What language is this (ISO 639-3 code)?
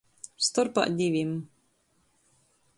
ltg